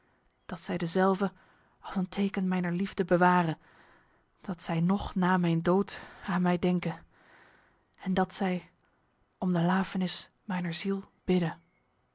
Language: Dutch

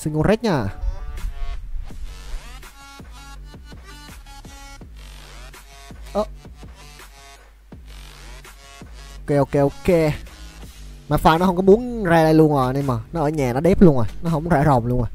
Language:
Vietnamese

